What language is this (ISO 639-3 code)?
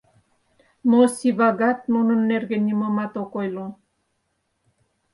chm